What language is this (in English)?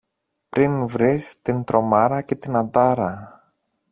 Greek